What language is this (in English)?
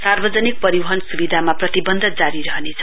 Nepali